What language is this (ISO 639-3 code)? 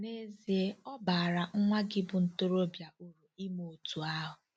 ibo